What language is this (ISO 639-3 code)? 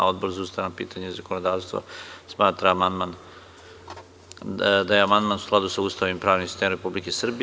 srp